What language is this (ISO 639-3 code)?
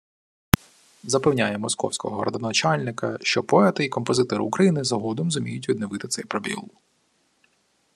ukr